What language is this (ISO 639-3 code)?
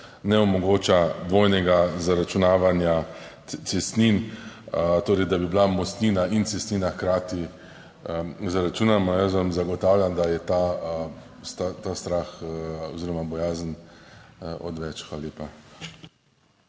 slv